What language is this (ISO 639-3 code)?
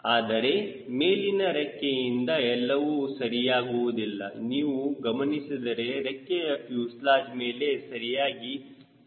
kan